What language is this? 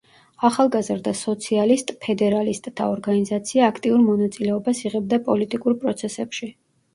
Georgian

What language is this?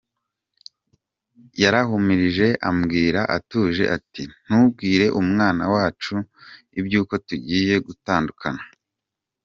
Kinyarwanda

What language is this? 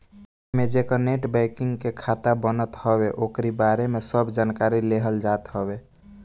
Bhojpuri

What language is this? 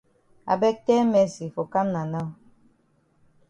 Cameroon Pidgin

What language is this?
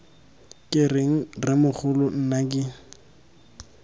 Tswana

